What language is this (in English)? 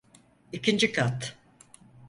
Turkish